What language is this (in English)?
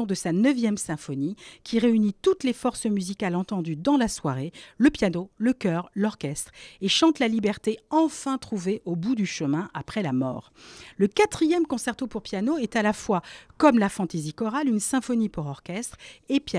French